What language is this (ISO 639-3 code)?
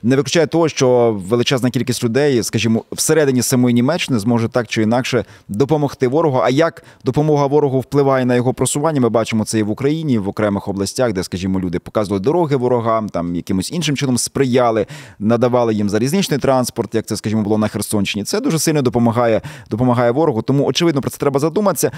ukr